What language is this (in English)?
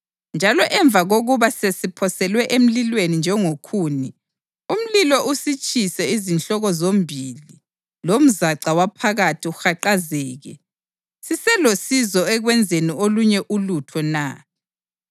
North Ndebele